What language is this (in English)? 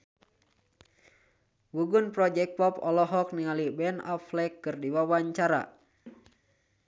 Sundanese